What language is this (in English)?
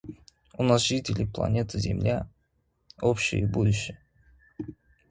Russian